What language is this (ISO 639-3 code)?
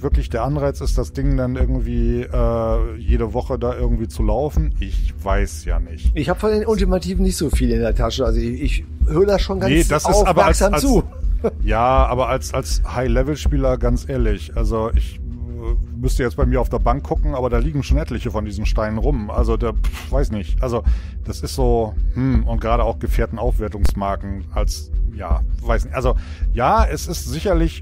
deu